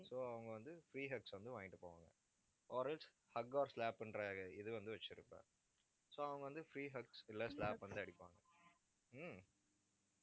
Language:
Tamil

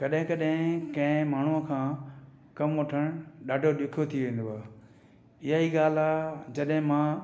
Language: Sindhi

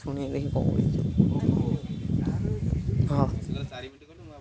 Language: Odia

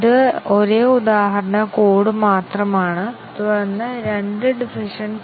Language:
Malayalam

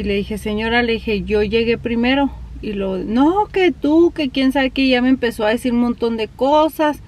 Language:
Spanish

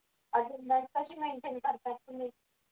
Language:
Marathi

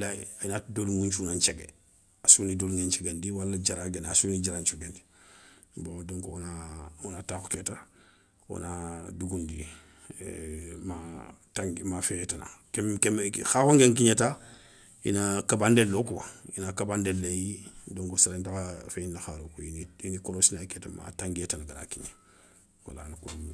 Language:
Soninke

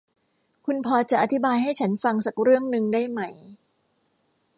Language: Thai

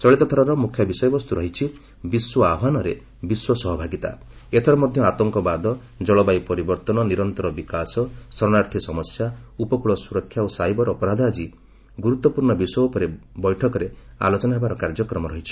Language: Odia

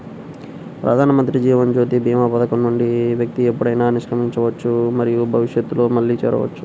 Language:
Telugu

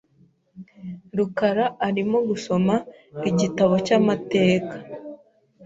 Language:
Kinyarwanda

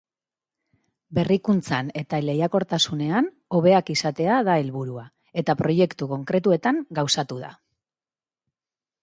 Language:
Basque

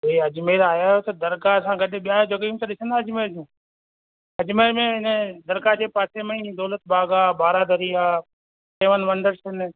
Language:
Sindhi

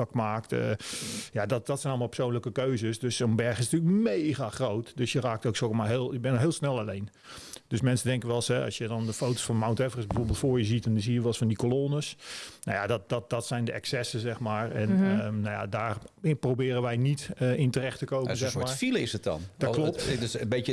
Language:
Dutch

